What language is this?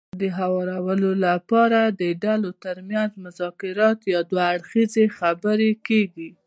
Pashto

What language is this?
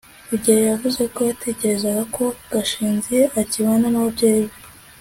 Kinyarwanda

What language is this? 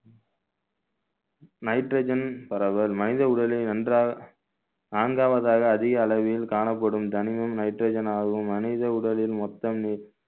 Tamil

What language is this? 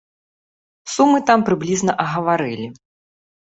Belarusian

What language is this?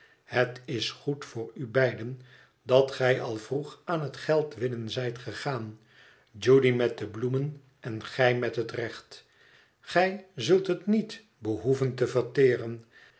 Dutch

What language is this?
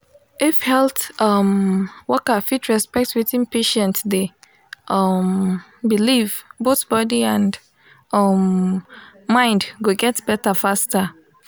Nigerian Pidgin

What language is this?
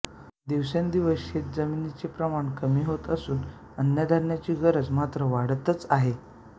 Marathi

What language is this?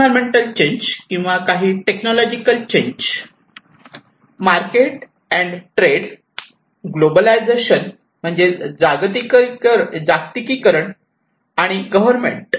Marathi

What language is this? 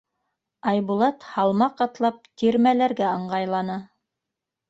Bashkir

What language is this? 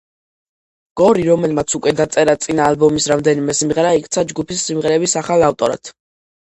Georgian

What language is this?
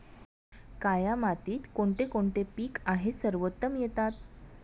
Marathi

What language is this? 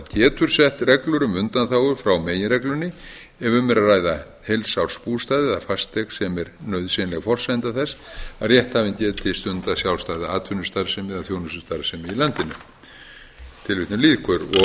Icelandic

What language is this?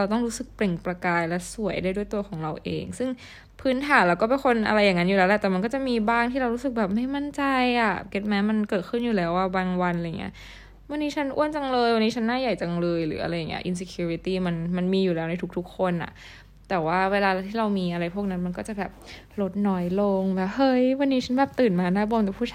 Thai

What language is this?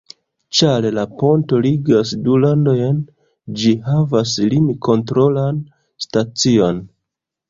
Esperanto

